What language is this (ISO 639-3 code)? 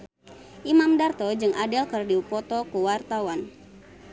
sun